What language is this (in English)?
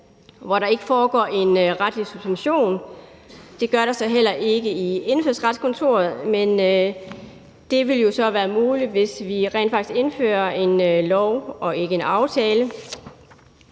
Danish